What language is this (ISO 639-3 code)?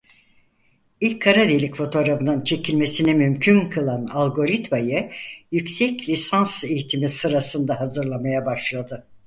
tur